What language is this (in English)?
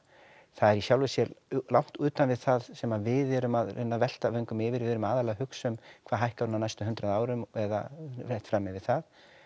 Icelandic